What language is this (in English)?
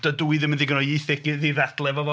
Welsh